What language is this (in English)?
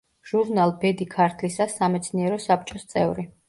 Georgian